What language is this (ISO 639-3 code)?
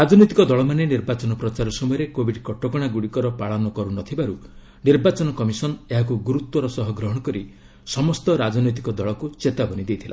ori